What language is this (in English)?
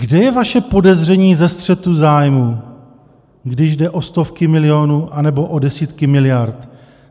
Czech